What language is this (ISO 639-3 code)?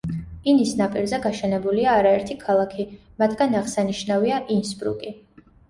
kat